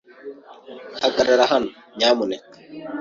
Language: Kinyarwanda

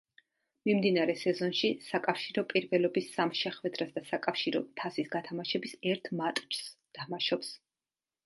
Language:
Georgian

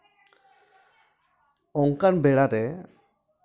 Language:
Santali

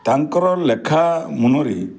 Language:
Odia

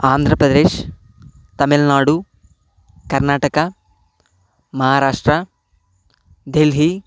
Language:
Telugu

